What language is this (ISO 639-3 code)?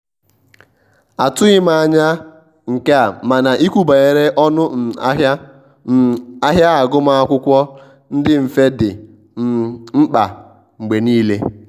ibo